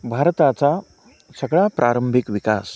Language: Marathi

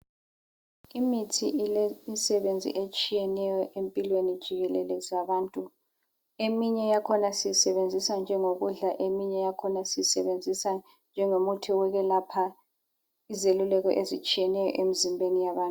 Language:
North Ndebele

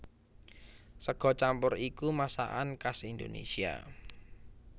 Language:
Javanese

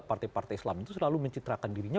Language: Indonesian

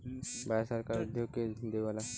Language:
Bhojpuri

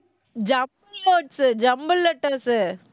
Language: Tamil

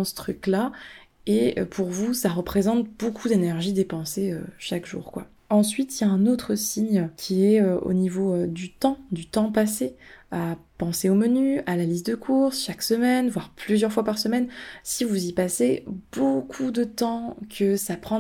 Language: French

